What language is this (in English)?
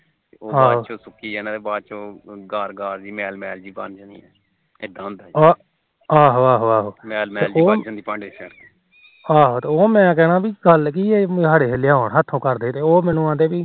Punjabi